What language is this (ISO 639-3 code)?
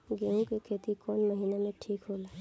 bho